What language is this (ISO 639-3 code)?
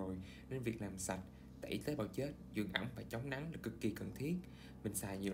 vie